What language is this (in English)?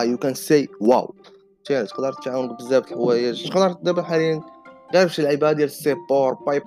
Arabic